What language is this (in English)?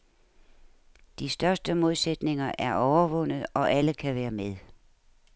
Danish